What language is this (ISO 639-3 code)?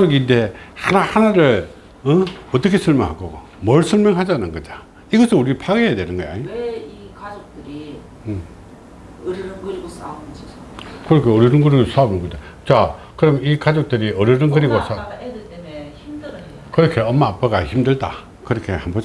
kor